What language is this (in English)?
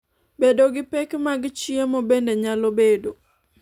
Luo (Kenya and Tanzania)